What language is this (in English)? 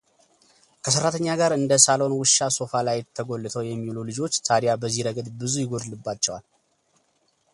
Amharic